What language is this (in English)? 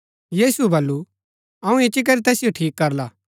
Gaddi